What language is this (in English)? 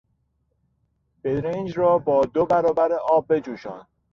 Persian